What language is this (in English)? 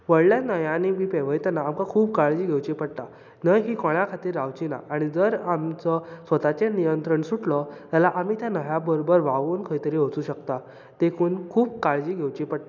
Konkani